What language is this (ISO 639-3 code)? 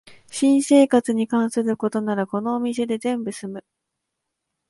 jpn